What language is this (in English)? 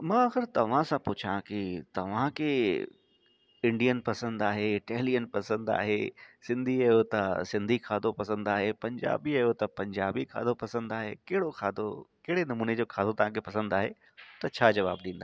Sindhi